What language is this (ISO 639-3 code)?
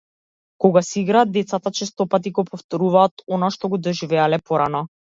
mkd